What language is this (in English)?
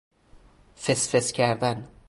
Persian